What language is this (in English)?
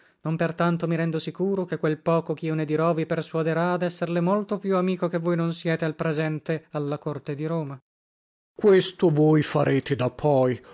Italian